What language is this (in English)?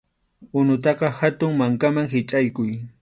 Arequipa-La Unión Quechua